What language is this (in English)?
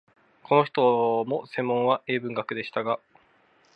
Japanese